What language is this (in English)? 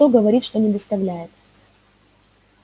Russian